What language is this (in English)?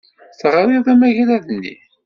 Kabyle